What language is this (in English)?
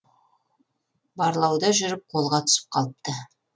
Kazakh